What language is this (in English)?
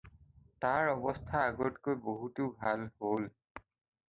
Assamese